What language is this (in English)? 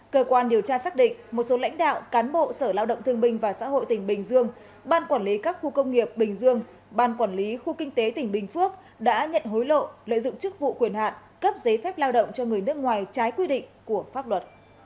Vietnamese